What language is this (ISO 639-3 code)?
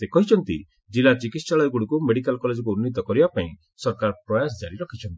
ori